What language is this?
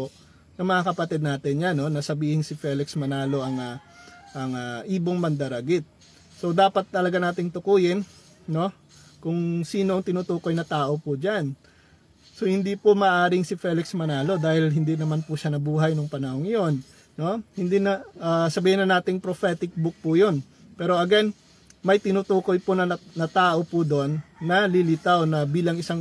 Filipino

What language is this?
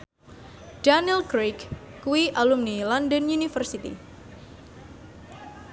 Javanese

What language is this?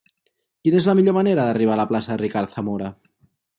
Catalan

